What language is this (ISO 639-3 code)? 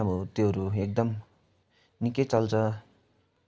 nep